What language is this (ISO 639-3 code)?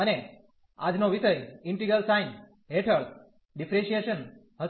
guj